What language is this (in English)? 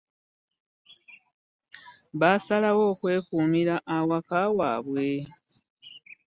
Ganda